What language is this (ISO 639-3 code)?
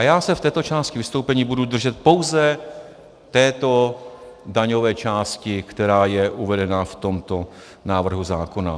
ces